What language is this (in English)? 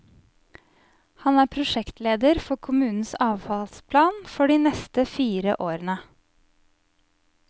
Norwegian